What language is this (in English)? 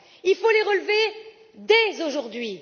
French